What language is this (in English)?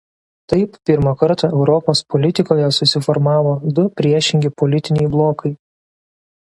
Lithuanian